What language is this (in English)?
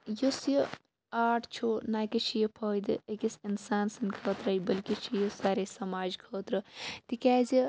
Kashmiri